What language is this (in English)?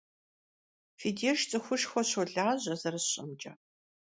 Kabardian